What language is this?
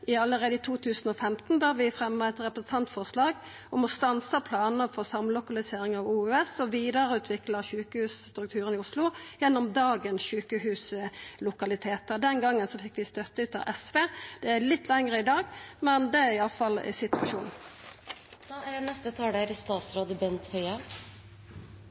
Norwegian Nynorsk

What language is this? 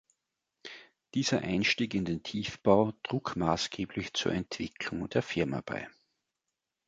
German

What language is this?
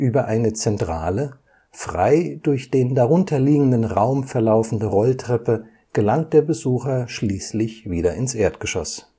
German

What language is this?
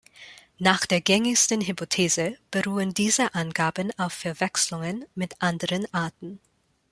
German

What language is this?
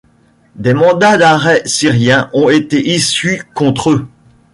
French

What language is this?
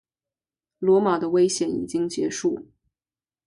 Chinese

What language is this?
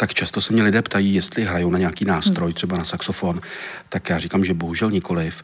Czech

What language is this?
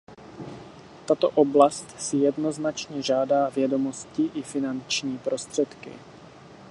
Czech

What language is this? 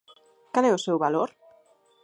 Galician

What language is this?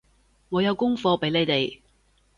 Cantonese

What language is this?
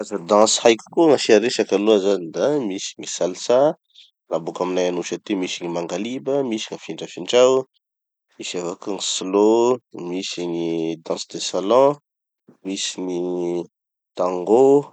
Tanosy Malagasy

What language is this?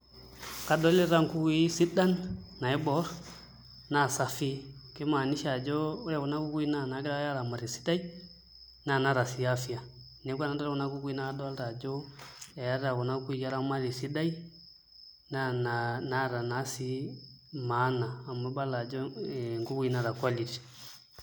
Masai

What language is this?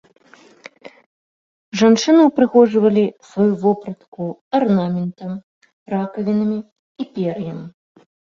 Belarusian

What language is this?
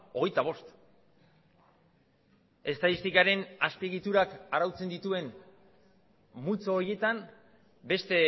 Basque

